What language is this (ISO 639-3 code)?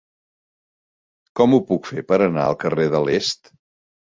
cat